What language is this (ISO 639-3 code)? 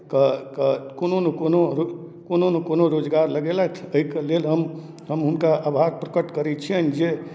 mai